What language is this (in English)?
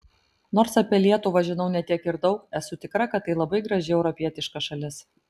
Lithuanian